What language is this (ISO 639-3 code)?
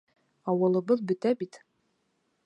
bak